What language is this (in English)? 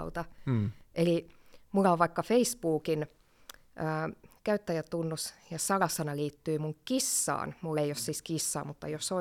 Finnish